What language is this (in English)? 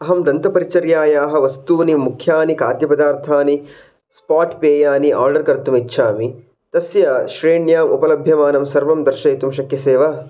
Sanskrit